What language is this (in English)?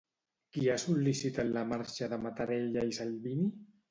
Catalan